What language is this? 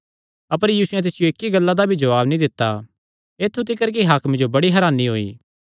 Kangri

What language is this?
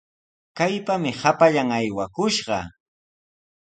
Sihuas Ancash Quechua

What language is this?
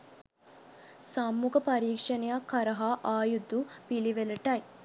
Sinhala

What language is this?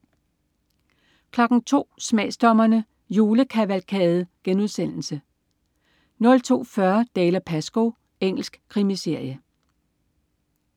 Danish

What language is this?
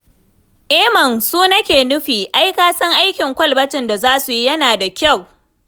Hausa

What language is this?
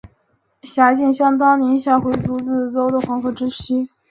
Chinese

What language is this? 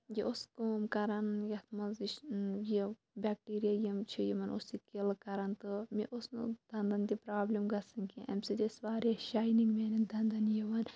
Kashmiri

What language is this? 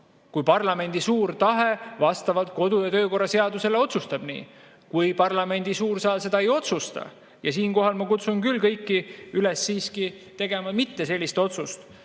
Estonian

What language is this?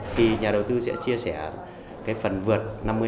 Vietnamese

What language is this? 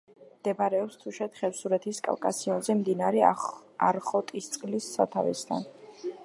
Georgian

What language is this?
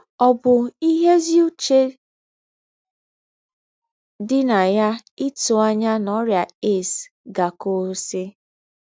Igbo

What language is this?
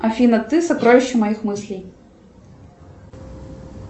Russian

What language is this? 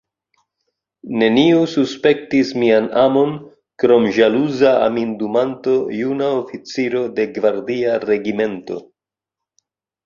Esperanto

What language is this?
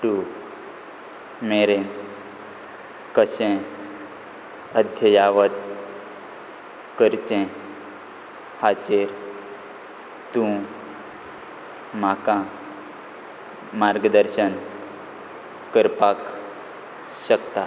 Konkani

